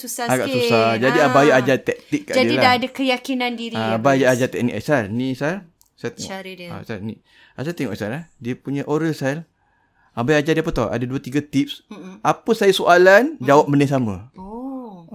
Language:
Malay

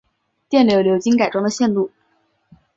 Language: Chinese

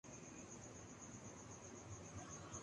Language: Urdu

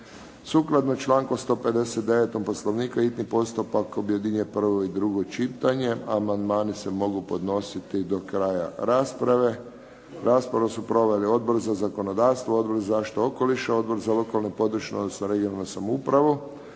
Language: Croatian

